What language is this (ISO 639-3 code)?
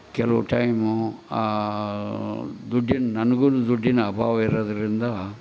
kan